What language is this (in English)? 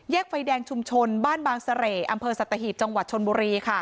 Thai